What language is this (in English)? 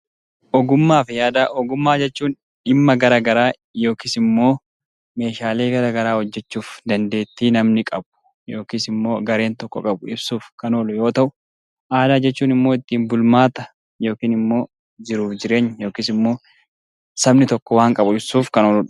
Oromo